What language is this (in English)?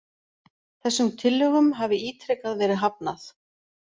Icelandic